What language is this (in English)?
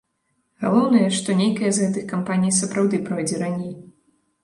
Belarusian